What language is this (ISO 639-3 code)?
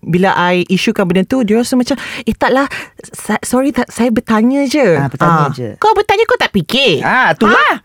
msa